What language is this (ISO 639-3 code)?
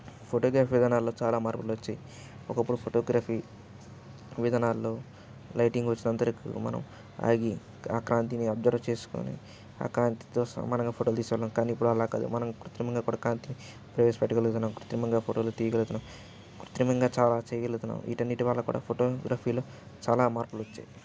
tel